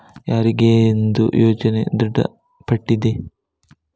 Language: Kannada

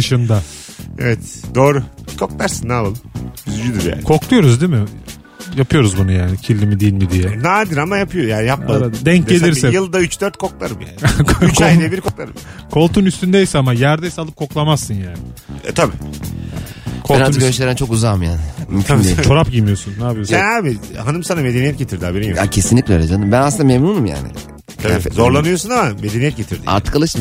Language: Turkish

